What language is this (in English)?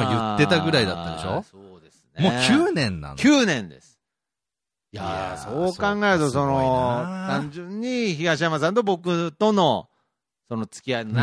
Japanese